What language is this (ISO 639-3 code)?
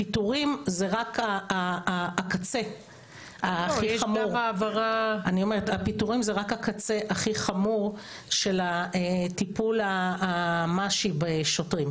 heb